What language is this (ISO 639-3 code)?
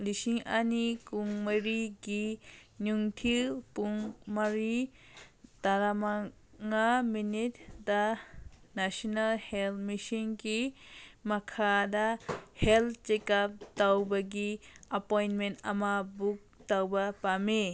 mni